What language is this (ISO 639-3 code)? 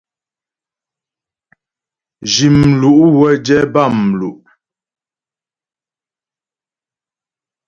bbj